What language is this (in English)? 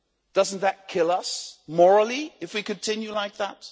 English